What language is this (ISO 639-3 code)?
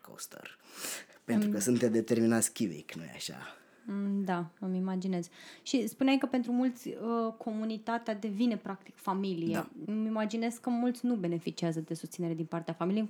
ron